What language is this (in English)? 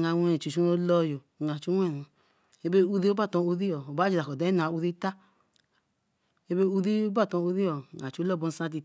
Eleme